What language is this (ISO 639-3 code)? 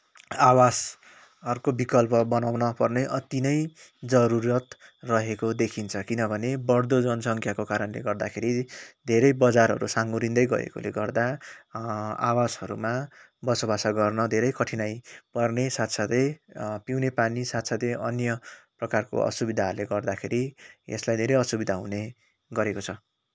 nep